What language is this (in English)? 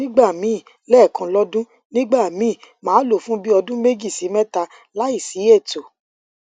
Yoruba